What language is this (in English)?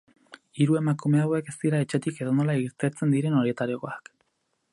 Basque